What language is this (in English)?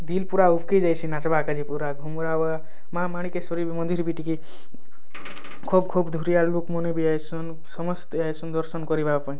Odia